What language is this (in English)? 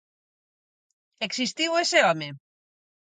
Galician